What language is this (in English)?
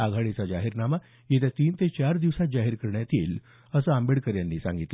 Marathi